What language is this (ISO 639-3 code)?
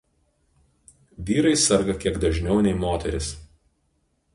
lit